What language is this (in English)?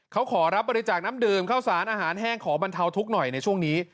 Thai